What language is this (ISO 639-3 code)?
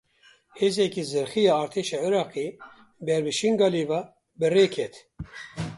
kur